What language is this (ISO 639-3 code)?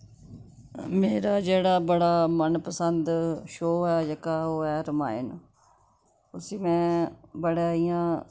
doi